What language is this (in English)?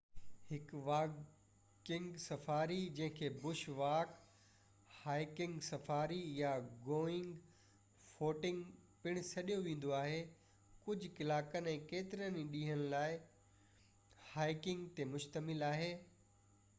Sindhi